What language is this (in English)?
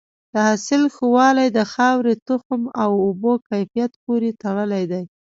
Pashto